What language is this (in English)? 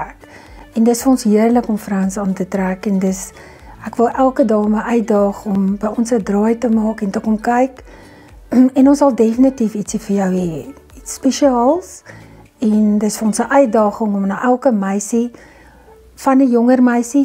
Dutch